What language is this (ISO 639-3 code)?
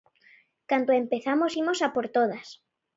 glg